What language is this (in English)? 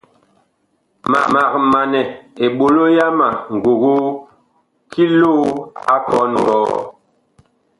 Bakoko